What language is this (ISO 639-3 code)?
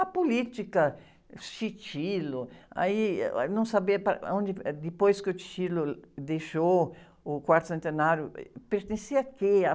por